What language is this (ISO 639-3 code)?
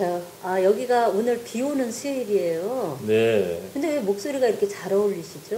kor